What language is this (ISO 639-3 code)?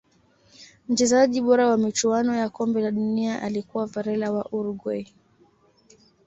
swa